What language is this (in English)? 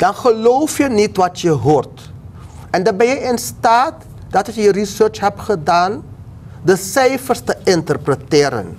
Dutch